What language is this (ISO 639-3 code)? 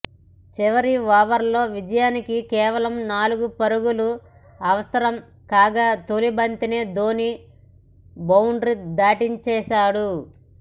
tel